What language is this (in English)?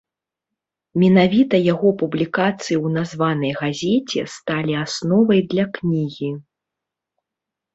Belarusian